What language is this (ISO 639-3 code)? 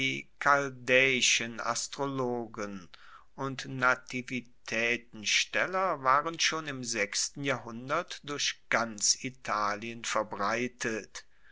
deu